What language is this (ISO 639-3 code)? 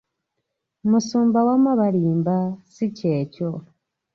lug